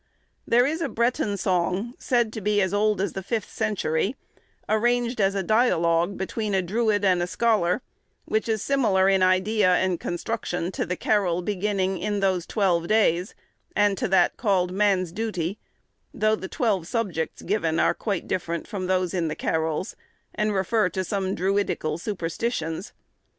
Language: English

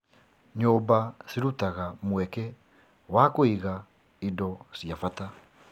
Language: Kikuyu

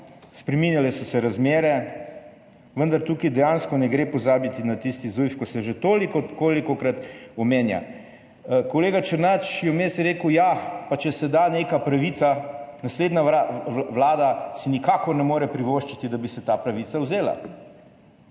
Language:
Slovenian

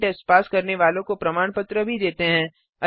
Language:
Hindi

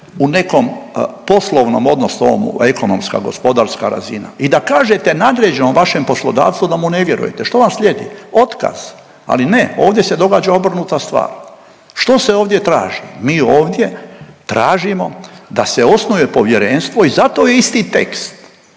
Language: Croatian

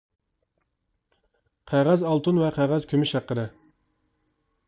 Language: Uyghur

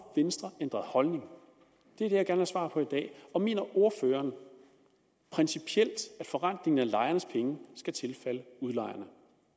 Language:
Danish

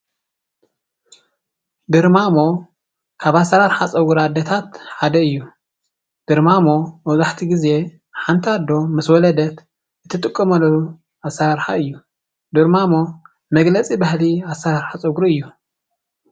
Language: Tigrinya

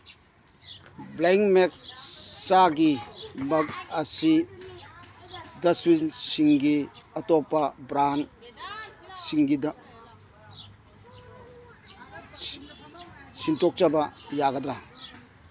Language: Manipuri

